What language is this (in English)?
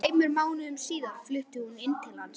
Icelandic